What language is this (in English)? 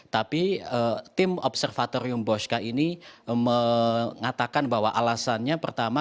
Indonesian